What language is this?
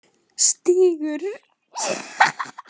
Icelandic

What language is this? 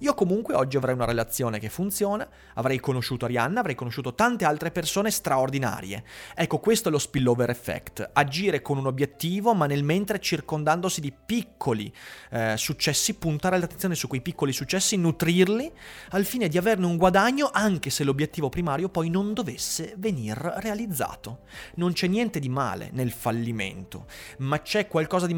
Italian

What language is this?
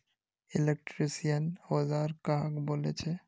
Magahi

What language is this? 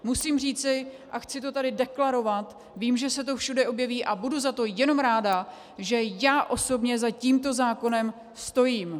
Czech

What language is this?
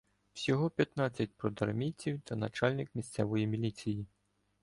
Ukrainian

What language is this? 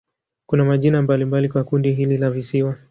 Swahili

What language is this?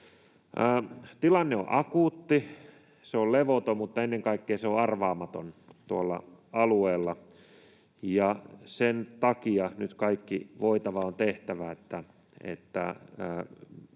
Finnish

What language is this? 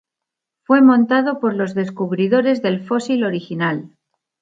Spanish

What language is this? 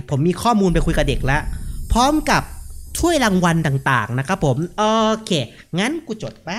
Thai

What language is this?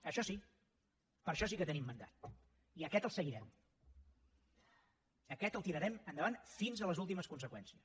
Catalan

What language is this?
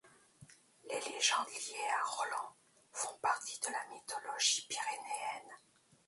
French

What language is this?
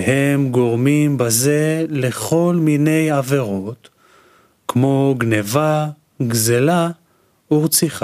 Hebrew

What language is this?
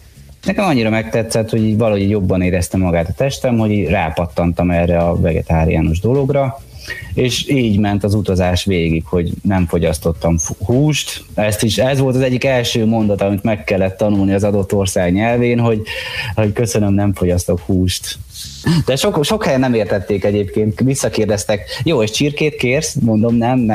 Hungarian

